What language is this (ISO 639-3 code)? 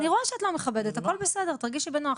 heb